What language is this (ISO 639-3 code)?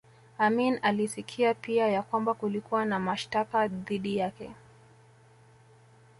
swa